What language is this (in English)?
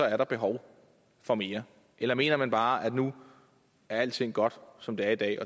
Danish